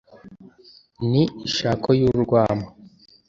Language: Kinyarwanda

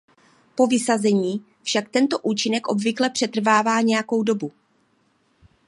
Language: Czech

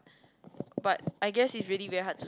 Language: English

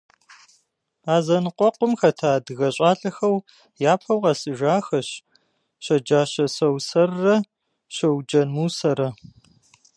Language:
Kabardian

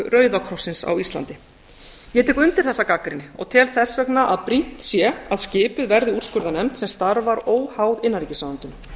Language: Icelandic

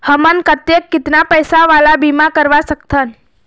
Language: Chhattisgarhi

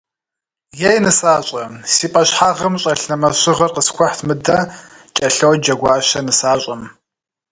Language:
Kabardian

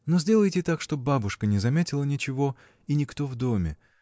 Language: Russian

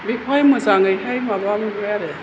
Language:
Bodo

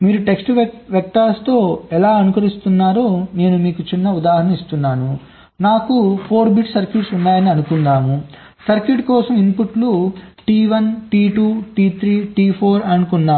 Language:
Telugu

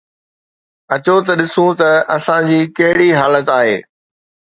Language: Sindhi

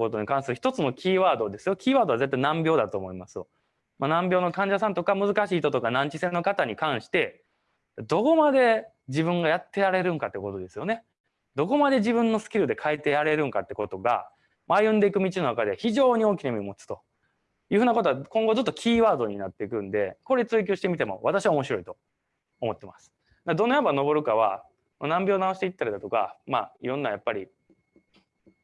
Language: Japanese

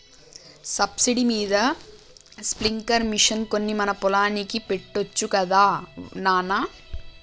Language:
Telugu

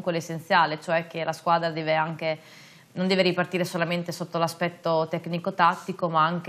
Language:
Italian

